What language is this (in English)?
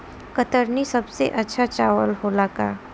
Bhojpuri